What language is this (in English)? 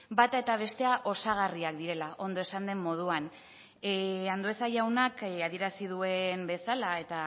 Basque